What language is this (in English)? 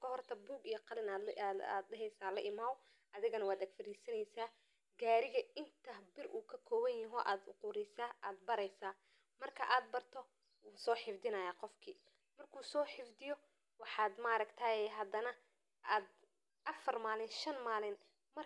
Somali